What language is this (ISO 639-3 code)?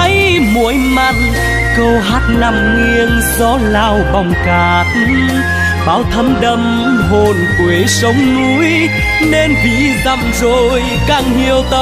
vie